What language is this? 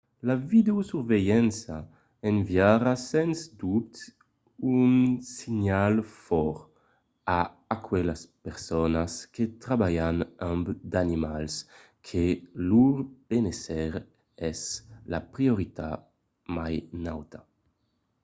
Occitan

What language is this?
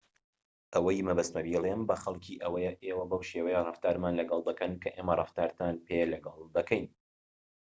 Central Kurdish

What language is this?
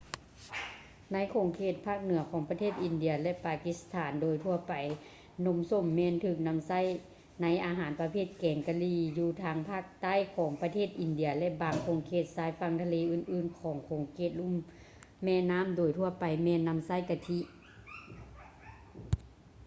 Lao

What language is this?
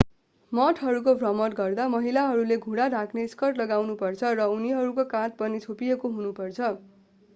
Nepali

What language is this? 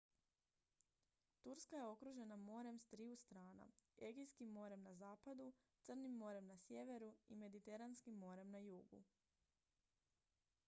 Croatian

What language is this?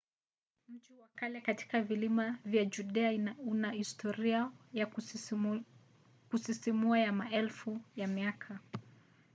Swahili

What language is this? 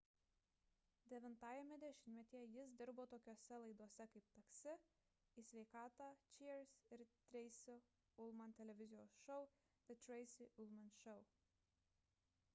Lithuanian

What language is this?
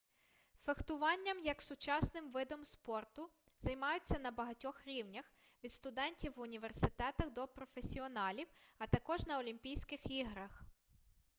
Ukrainian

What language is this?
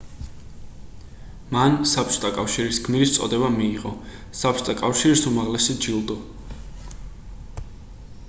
Georgian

